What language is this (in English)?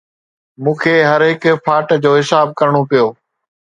Sindhi